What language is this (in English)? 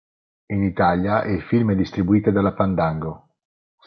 Italian